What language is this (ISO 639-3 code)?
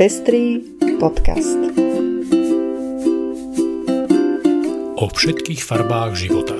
slk